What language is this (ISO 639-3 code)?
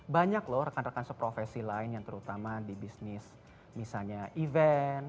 ind